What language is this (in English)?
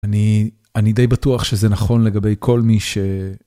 Hebrew